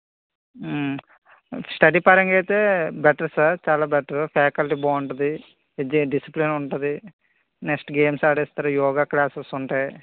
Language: Telugu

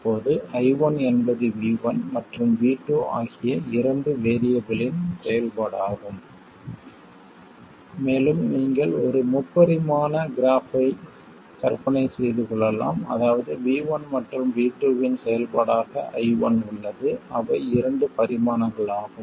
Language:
Tamil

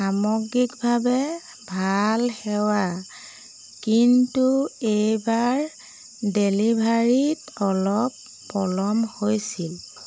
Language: Assamese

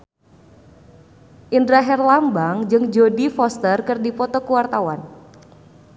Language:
Sundanese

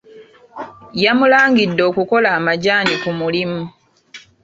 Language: Ganda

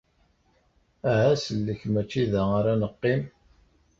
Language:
Kabyle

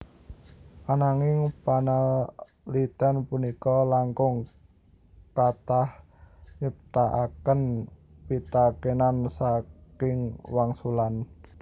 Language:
Javanese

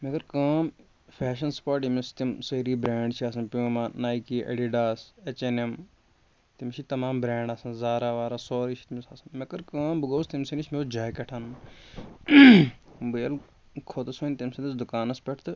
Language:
Kashmiri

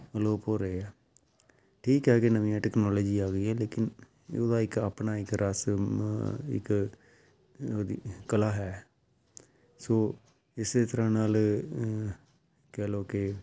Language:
Punjabi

